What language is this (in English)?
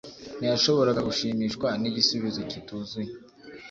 Kinyarwanda